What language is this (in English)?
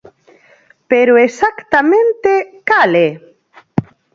Galician